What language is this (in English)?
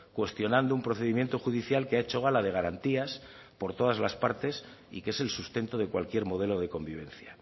Spanish